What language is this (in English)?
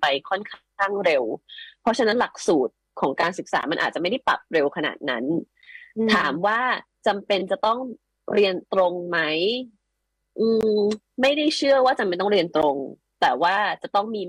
Thai